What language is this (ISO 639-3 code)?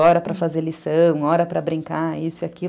por